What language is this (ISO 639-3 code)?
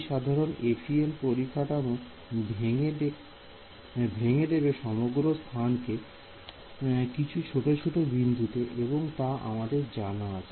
ben